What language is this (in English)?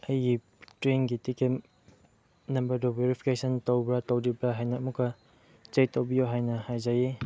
Manipuri